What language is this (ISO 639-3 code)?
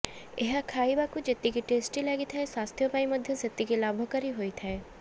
ori